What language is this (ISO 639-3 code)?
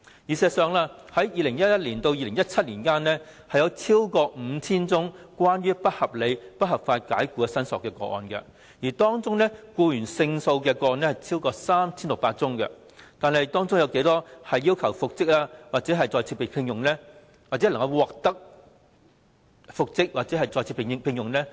yue